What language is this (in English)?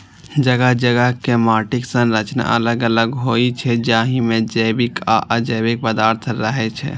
Maithili